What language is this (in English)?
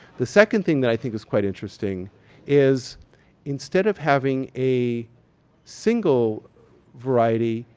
English